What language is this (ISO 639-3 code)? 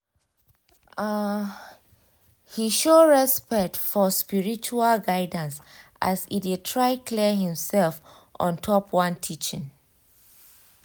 pcm